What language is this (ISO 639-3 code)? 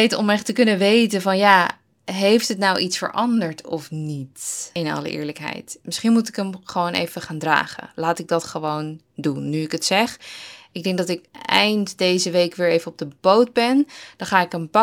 nld